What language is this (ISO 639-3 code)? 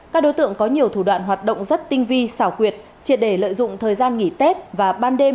vie